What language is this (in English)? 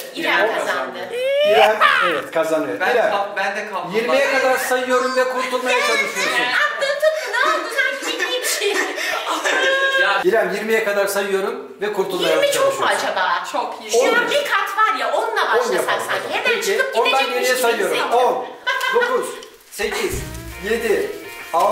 Turkish